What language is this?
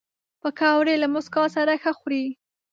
Pashto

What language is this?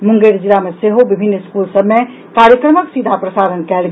Maithili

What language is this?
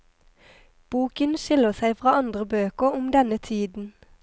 Norwegian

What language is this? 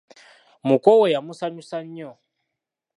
Ganda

